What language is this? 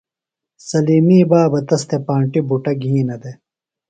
Phalura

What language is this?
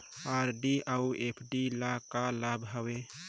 Chhattisgarhi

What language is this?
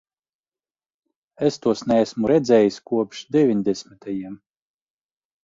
Latvian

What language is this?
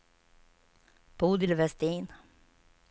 Swedish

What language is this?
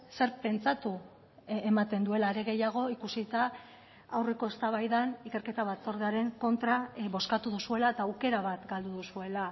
Basque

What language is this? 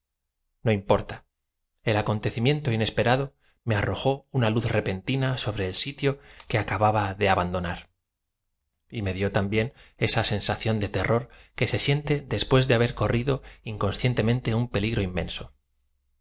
Spanish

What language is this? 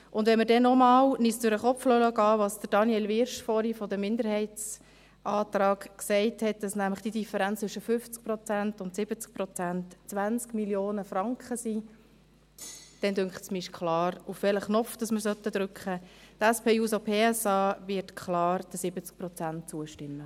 Swiss German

